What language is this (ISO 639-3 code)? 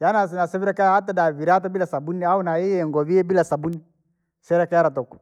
lag